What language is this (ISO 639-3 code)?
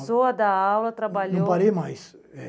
por